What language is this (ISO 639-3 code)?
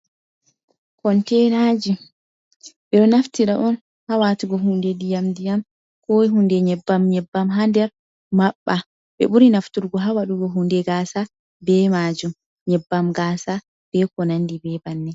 ful